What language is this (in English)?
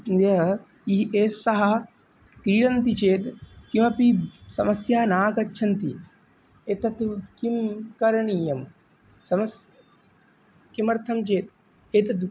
Sanskrit